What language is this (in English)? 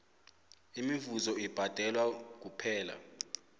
South Ndebele